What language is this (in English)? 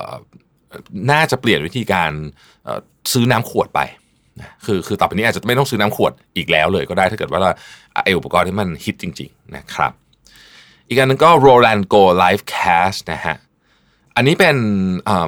Thai